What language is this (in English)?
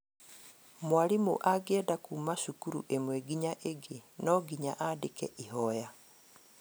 Kikuyu